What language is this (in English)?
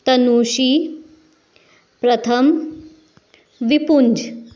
Hindi